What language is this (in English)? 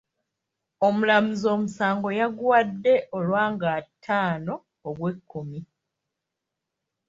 Ganda